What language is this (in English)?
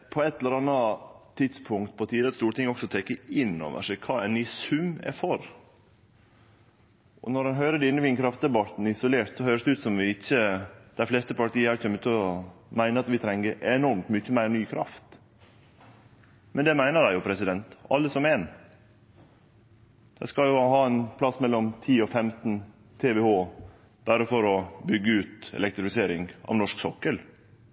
Norwegian Nynorsk